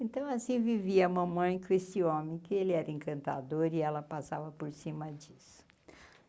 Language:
Portuguese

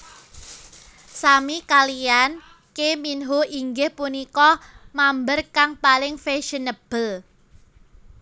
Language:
Javanese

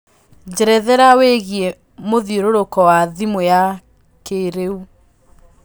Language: Kikuyu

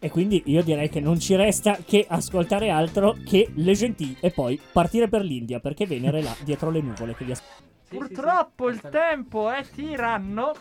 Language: Italian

